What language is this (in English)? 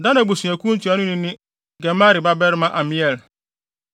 Akan